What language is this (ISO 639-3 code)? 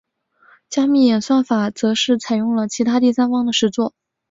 zho